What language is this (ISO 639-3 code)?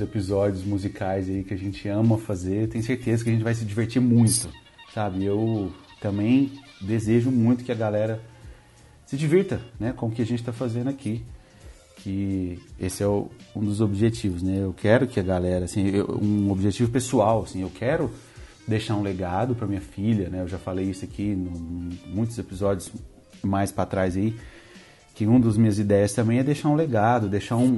por